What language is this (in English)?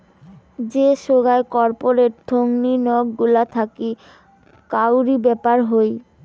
Bangla